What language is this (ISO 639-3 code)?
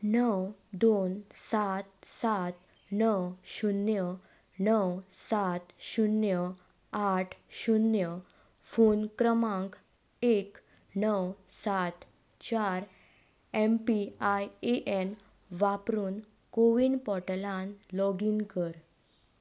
kok